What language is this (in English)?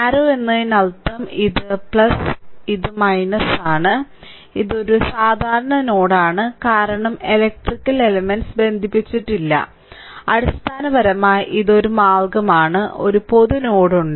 Malayalam